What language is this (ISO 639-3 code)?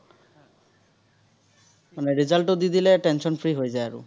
asm